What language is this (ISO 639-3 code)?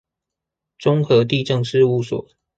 zho